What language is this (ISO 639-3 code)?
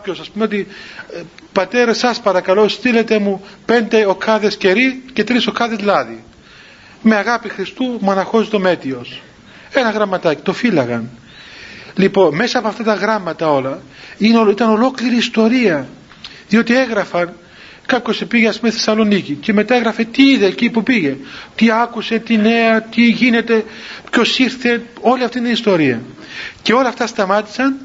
ell